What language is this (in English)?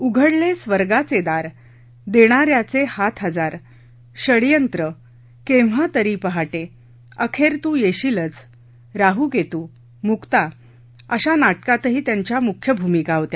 Marathi